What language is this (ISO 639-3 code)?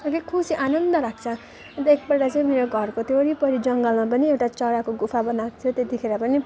nep